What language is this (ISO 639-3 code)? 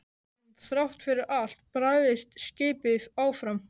isl